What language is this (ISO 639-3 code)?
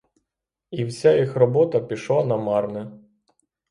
ukr